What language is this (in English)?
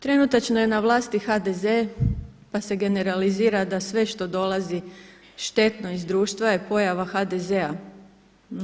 Croatian